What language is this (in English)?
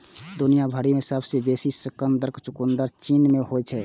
Maithili